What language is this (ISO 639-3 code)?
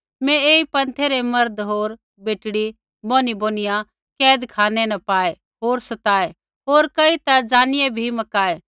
kfx